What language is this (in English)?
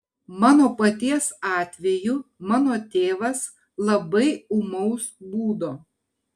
Lithuanian